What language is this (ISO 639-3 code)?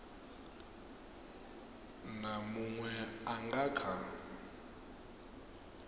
ven